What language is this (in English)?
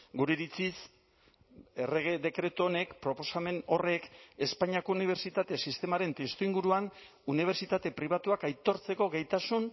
Basque